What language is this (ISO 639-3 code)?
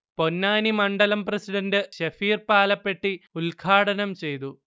mal